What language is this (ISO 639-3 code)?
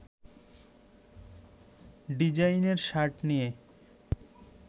ben